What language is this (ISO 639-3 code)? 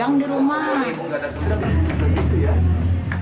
ind